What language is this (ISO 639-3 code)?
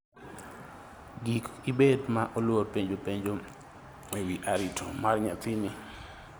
luo